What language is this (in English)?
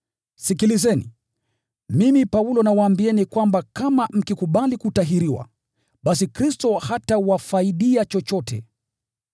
Swahili